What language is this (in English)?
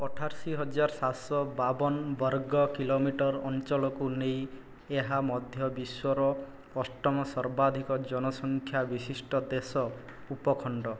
Odia